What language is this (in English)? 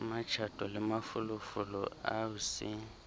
Southern Sotho